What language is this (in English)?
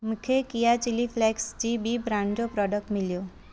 Sindhi